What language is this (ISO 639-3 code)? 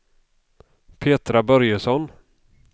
swe